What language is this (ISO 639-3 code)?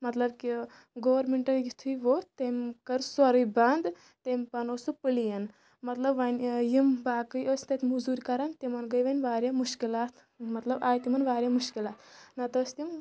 kas